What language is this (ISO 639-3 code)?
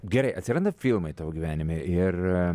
lit